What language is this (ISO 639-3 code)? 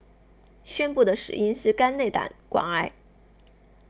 zho